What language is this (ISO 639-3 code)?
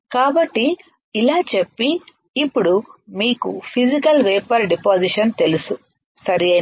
tel